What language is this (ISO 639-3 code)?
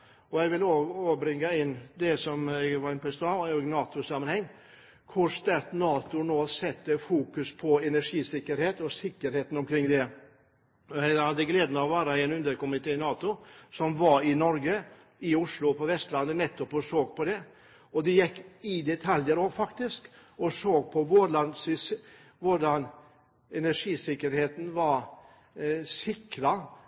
nob